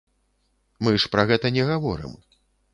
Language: Belarusian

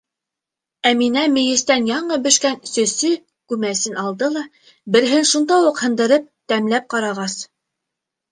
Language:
Bashkir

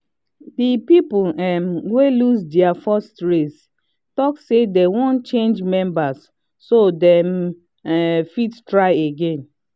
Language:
Nigerian Pidgin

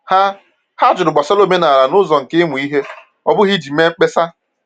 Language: Igbo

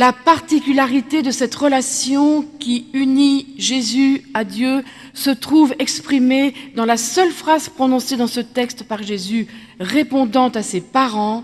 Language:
French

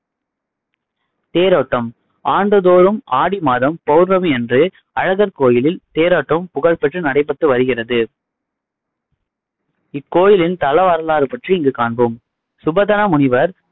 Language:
Tamil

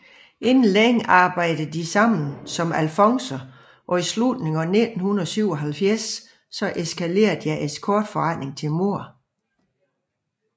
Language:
Danish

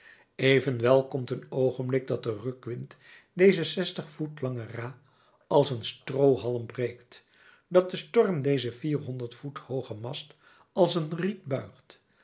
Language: Dutch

